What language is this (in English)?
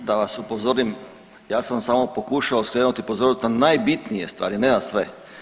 Croatian